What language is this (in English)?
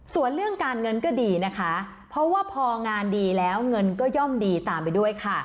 Thai